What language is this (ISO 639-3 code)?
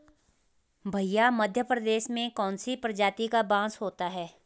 hin